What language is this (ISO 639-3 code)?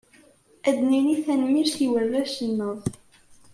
kab